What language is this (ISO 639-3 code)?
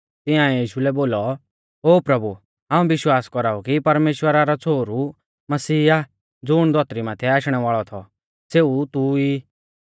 bfz